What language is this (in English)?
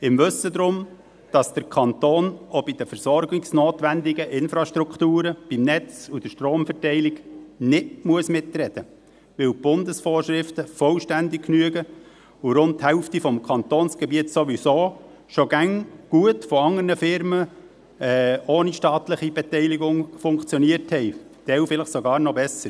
Swiss German